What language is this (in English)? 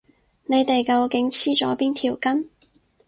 Cantonese